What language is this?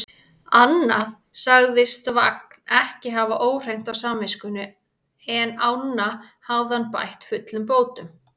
Icelandic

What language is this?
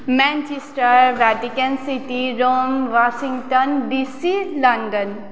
Nepali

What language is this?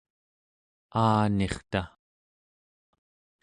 Central Yupik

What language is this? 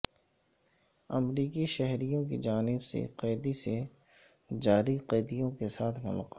Urdu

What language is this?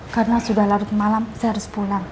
Indonesian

